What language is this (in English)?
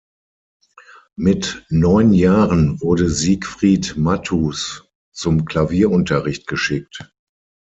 German